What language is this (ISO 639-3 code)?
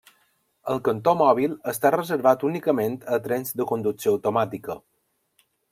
cat